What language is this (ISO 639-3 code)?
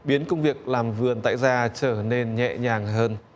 vie